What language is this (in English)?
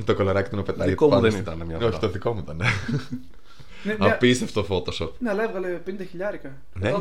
Greek